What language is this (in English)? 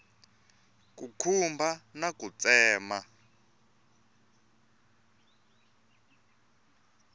Tsonga